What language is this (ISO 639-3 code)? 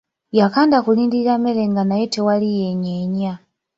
lug